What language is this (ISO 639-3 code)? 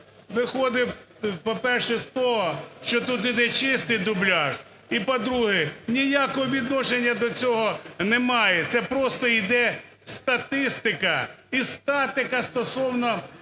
ukr